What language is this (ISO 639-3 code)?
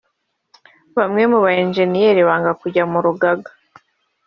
kin